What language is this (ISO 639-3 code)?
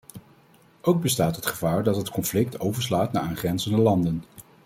nld